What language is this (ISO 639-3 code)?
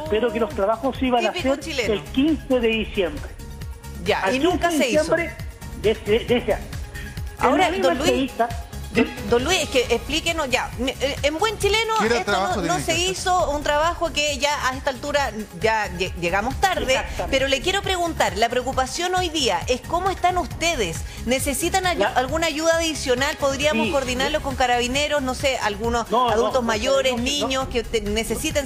spa